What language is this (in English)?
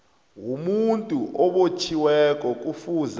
South Ndebele